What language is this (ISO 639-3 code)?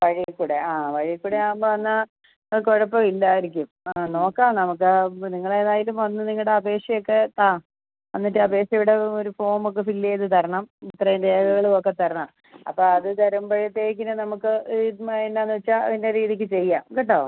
mal